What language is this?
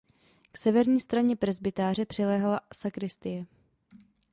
Czech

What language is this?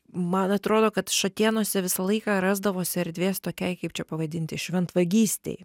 Lithuanian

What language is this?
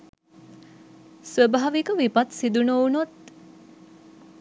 Sinhala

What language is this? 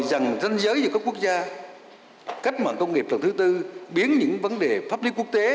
Vietnamese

